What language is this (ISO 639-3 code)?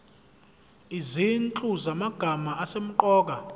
zul